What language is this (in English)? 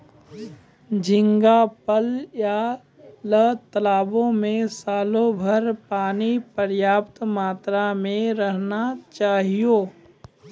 Maithili